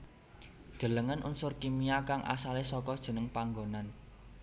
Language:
Javanese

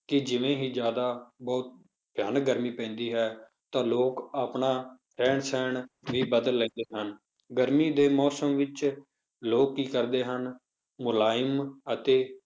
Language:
Punjabi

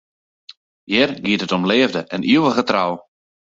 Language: Western Frisian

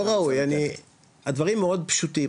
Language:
Hebrew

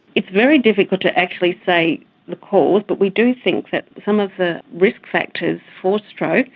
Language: English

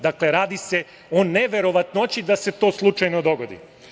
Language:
Serbian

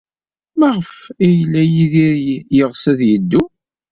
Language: Kabyle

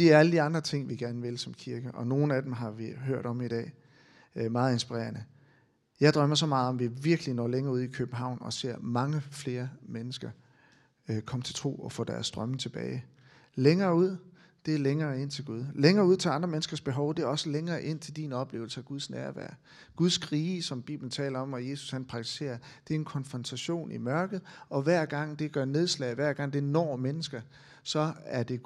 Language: Danish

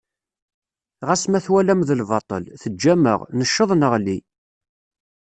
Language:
Kabyle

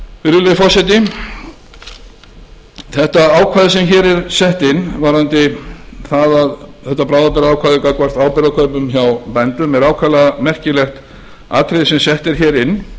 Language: Icelandic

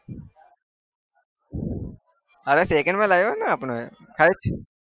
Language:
Gujarati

